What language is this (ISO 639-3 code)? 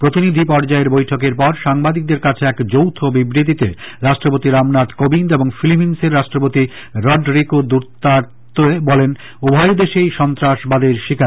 ben